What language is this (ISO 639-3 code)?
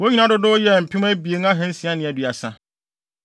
aka